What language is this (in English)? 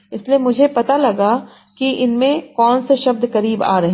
Hindi